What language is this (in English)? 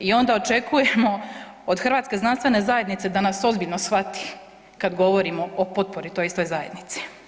Croatian